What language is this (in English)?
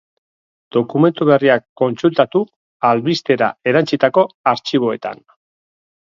Basque